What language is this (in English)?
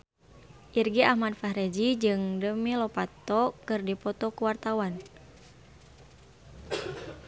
Sundanese